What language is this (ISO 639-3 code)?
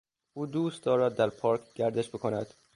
fas